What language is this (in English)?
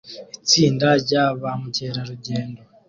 Kinyarwanda